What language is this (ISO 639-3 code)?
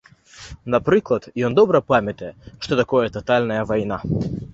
bel